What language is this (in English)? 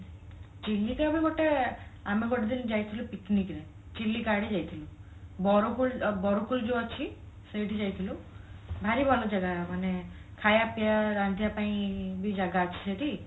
Odia